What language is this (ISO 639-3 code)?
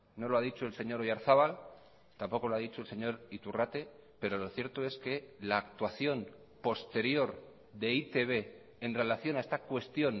spa